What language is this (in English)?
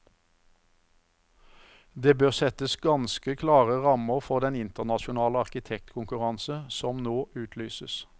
Norwegian